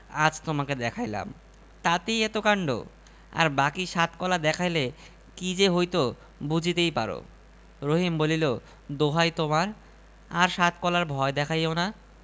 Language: Bangla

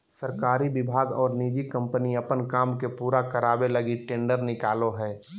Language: Magahi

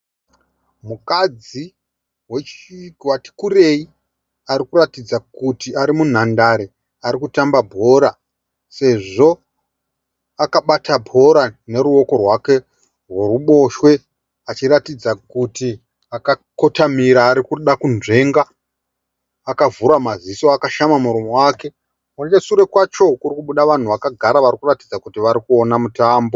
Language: Shona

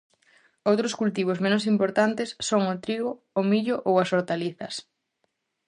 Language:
Galician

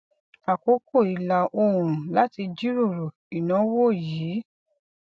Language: Yoruba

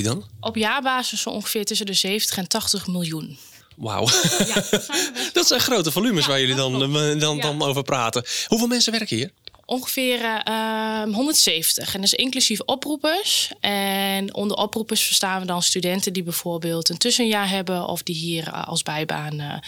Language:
Dutch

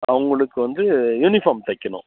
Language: Tamil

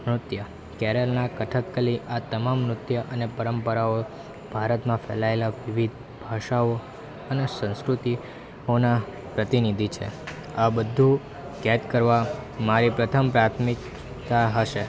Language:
Gujarati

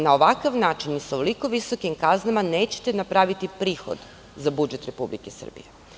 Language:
Serbian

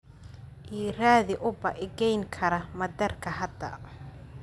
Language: Somali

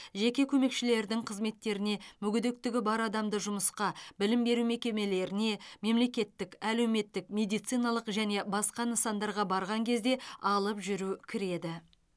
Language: Kazakh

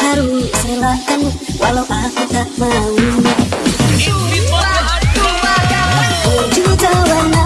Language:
Indonesian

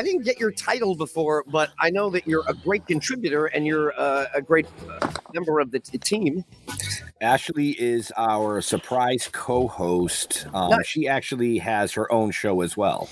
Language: English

